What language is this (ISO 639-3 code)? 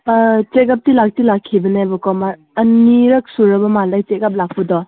mni